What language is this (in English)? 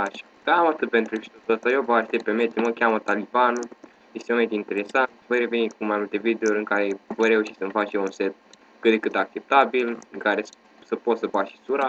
Romanian